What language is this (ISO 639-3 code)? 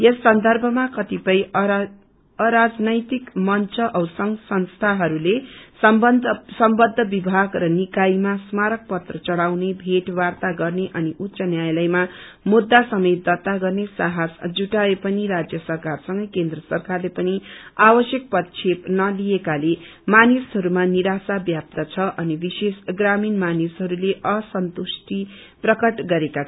nep